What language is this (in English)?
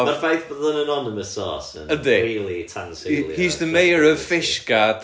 Welsh